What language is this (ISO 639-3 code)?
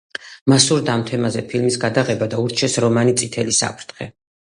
kat